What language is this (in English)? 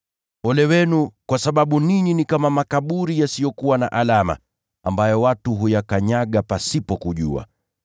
Swahili